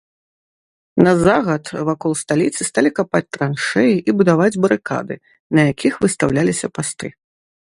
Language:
Belarusian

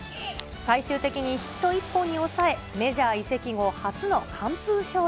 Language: Japanese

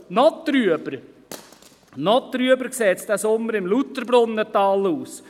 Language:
Swiss German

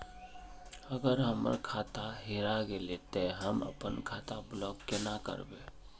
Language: Magahi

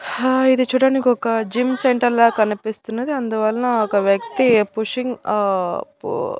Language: Telugu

